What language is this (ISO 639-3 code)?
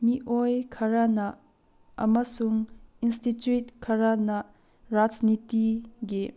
mni